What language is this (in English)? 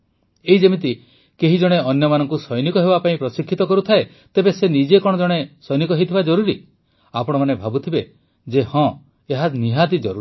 Odia